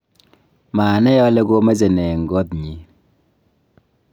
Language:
Kalenjin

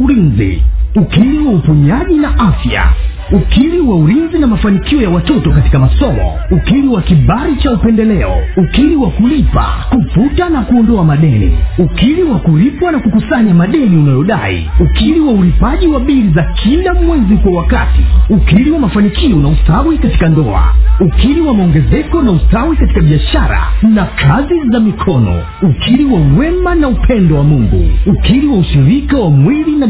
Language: Swahili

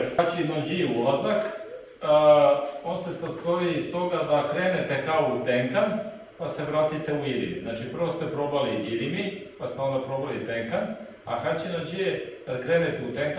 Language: Serbian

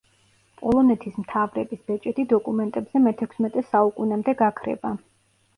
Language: Georgian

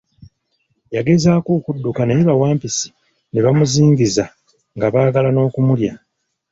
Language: Ganda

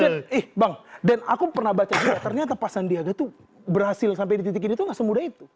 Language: Indonesian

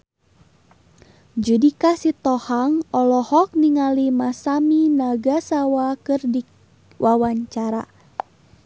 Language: Sundanese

